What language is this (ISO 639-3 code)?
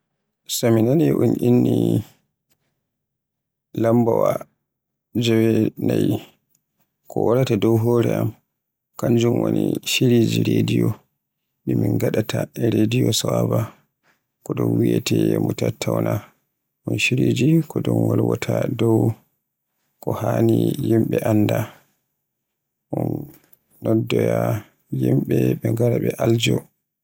fue